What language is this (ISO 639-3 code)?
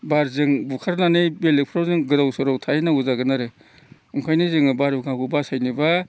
brx